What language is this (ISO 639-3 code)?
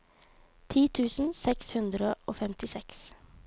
nor